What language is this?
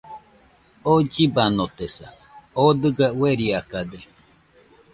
Nüpode Huitoto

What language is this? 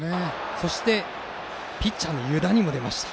Japanese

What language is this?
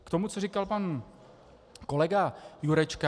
Czech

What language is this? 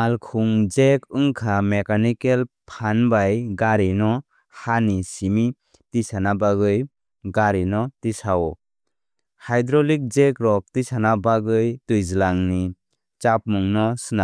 Kok Borok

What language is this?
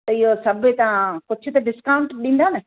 Sindhi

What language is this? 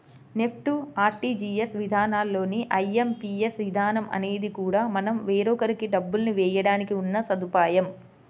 Telugu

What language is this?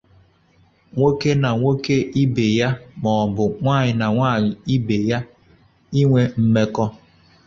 Igbo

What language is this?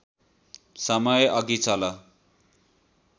Nepali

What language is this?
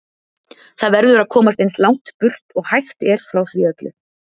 Icelandic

